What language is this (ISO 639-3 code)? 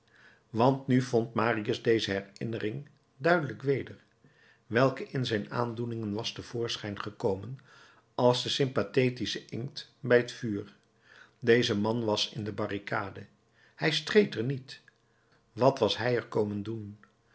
nld